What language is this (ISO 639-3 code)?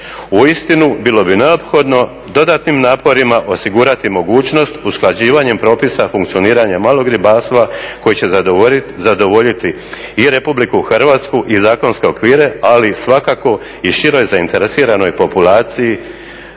hrv